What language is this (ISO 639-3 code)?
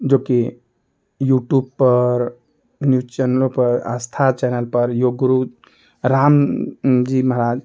hin